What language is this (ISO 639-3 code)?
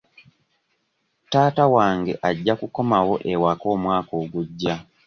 lug